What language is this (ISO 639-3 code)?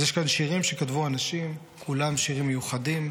heb